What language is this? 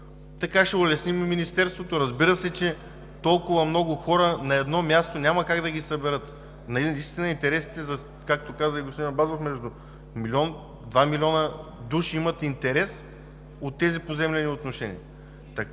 Bulgarian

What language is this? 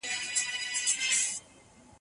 Pashto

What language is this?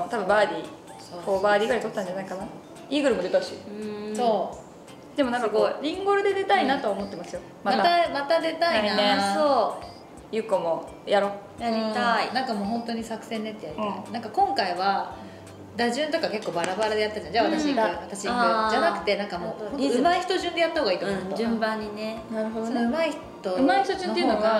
Japanese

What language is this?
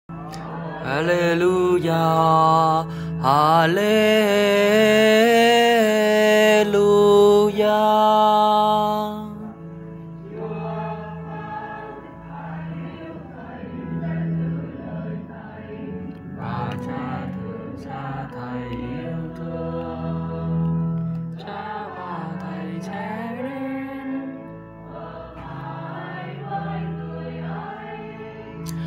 Thai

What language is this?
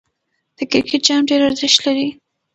Pashto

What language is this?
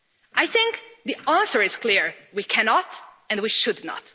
English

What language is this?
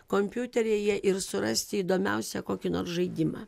Lithuanian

